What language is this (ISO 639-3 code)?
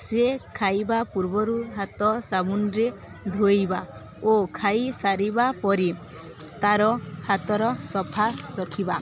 ori